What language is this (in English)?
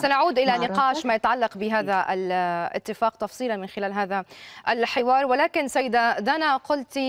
Arabic